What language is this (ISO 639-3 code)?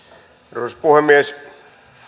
fin